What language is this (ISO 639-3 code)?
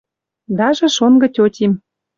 mrj